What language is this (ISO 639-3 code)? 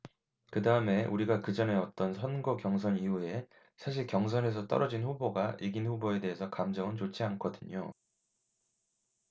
kor